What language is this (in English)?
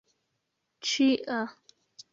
Esperanto